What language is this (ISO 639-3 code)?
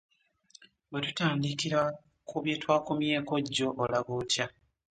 lug